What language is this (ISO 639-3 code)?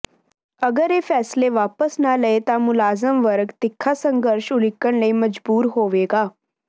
pan